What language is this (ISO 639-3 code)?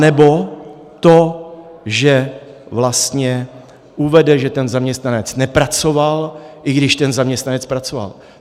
ces